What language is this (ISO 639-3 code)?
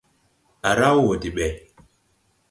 tui